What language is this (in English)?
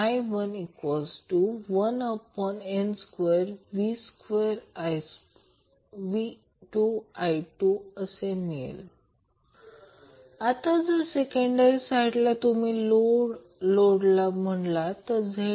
Marathi